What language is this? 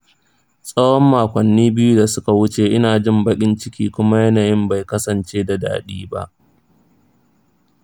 Hausa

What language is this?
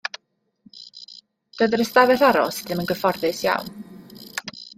Welsh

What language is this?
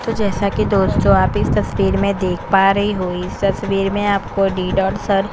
Hindi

